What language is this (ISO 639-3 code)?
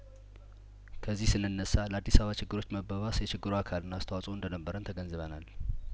amh